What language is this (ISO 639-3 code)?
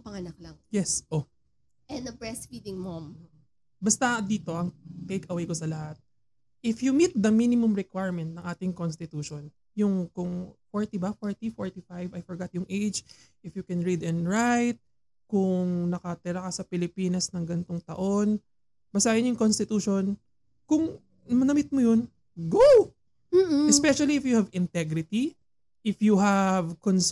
fil